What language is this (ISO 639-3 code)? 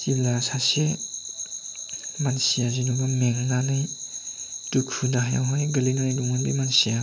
brx